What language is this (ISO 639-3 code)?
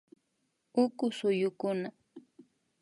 qvi